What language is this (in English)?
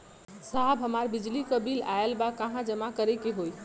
Bhojpuri